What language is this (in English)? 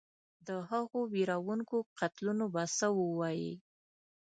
Pashto